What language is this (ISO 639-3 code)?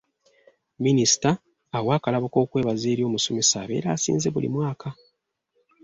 lug